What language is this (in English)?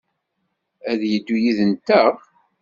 Kabyle